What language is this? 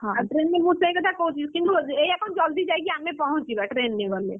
Odia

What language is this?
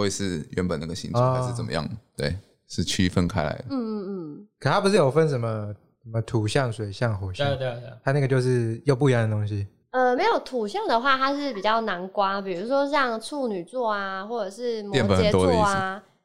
Chinese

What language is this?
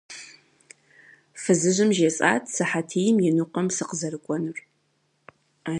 Kabardian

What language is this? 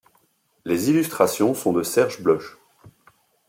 French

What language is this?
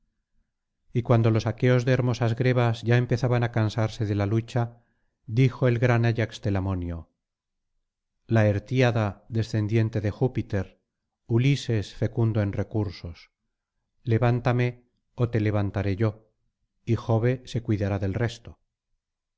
Spanish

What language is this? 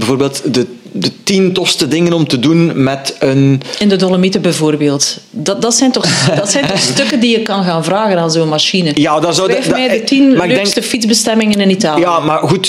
Dutch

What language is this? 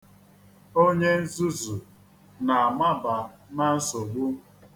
Igbo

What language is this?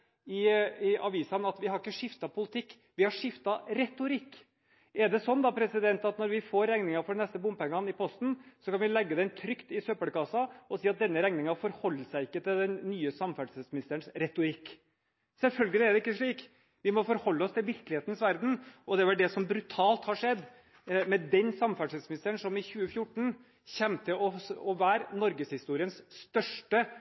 Norwegian Bokmål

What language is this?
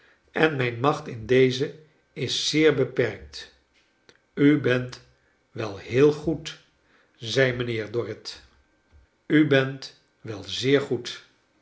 Dutch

